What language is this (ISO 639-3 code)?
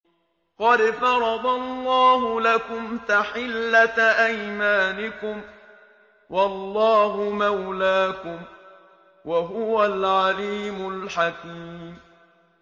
ara